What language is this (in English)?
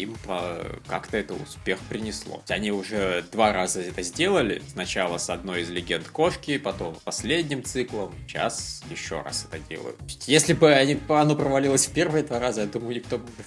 Russian